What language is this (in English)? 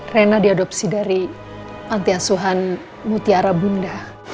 Indonesian